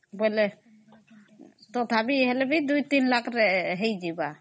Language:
Odia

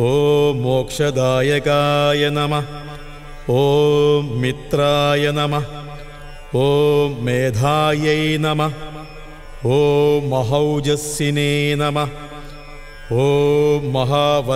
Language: Arabic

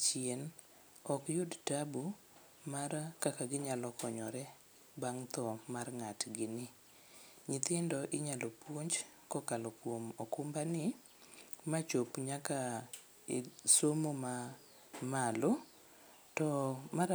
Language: Luo (Kenya and Tanzania)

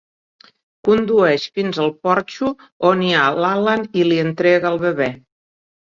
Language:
Catalan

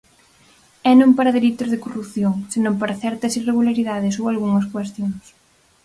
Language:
Galician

